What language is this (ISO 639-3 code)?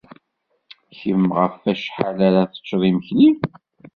kab